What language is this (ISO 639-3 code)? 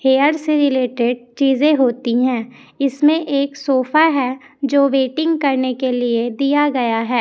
hin